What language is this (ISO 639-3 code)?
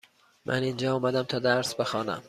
fas